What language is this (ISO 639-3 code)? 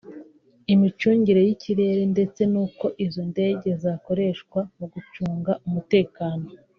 kin